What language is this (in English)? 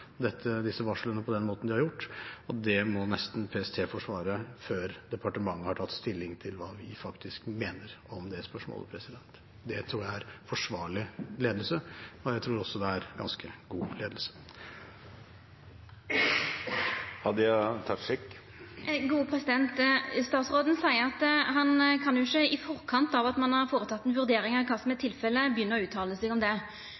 Norwegian